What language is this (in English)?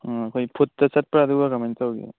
Manipuri